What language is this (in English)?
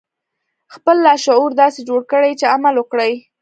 Pashto